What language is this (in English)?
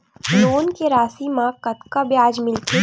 Chhattisgarhi